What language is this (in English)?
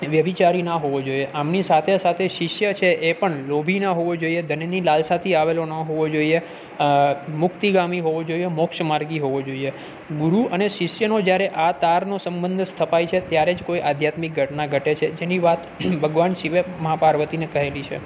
Gujarati